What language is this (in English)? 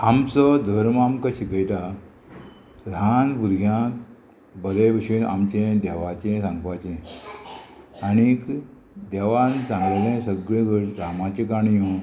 Konkani